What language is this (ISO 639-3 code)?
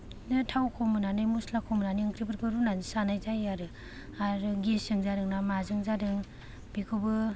brx